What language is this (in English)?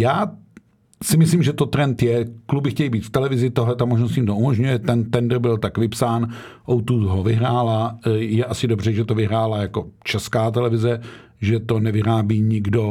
Czech